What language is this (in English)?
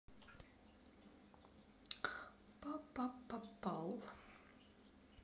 Russian